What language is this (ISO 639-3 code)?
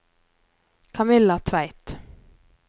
nor